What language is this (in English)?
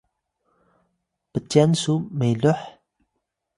Atayal